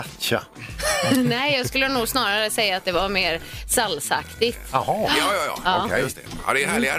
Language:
Swedish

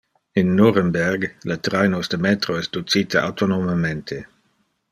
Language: Interlingua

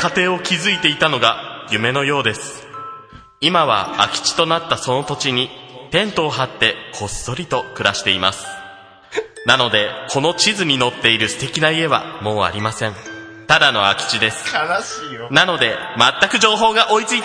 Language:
Japanese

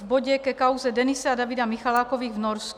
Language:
Czech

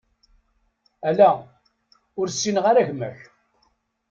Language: Kabyle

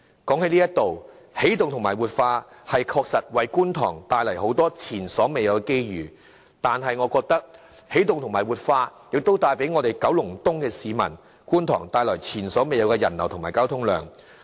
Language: Cantonese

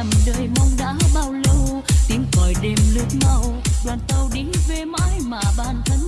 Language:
Vietnamese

